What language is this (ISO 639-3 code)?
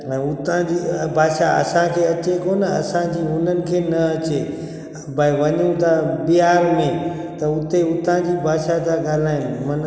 snd